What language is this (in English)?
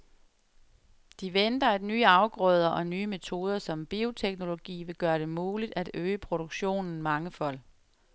Danish